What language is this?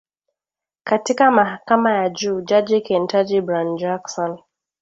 Swahili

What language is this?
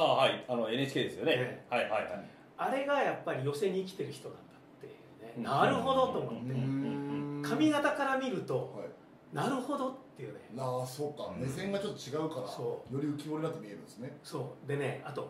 Japanese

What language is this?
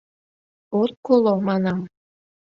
Mari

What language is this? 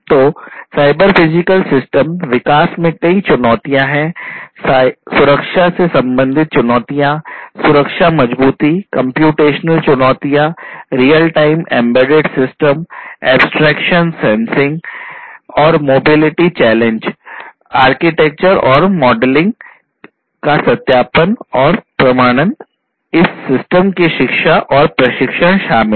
Hindi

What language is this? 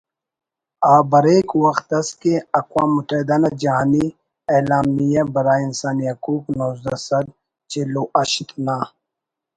Brahui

